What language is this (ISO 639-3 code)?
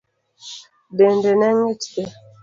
luo